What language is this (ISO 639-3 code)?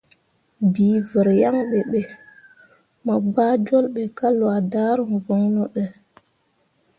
mua